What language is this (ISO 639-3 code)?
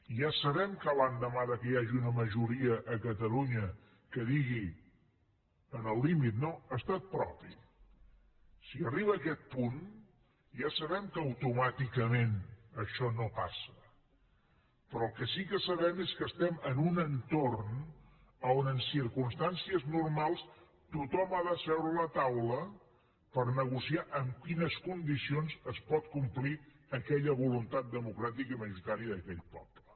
cat